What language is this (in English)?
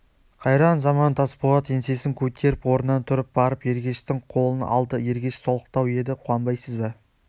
Kazakh